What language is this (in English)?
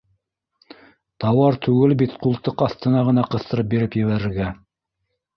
Bashkir